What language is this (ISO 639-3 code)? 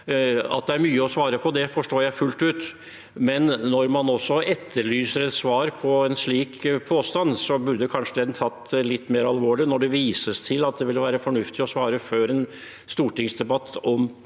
nor